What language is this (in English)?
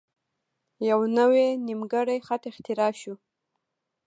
Pashto